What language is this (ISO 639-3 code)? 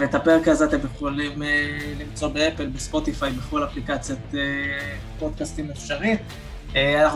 heb